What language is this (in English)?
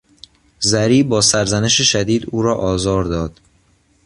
Persian